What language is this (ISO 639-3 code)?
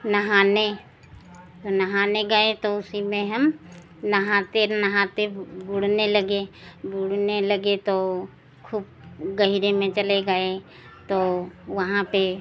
hin